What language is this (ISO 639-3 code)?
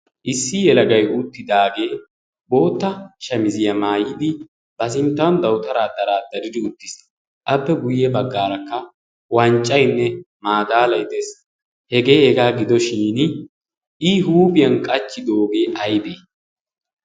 wal